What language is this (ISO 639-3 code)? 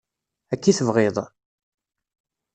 kab